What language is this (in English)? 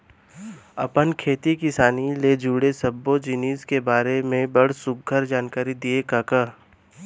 Chhattisgarhi